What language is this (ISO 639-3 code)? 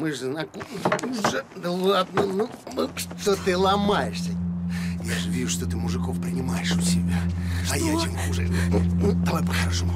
rus